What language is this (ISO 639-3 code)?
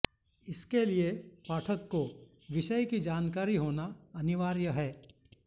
san